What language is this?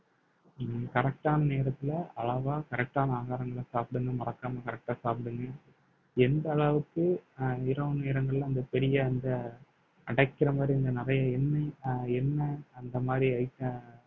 Tamil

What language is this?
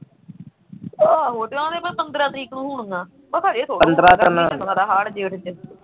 Punjabi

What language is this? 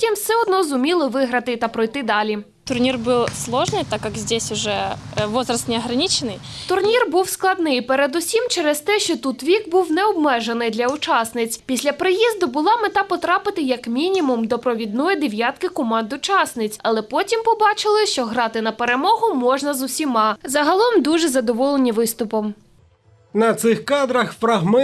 Ukrainian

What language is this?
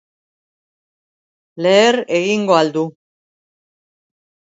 Basque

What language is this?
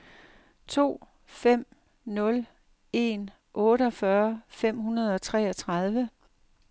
Danish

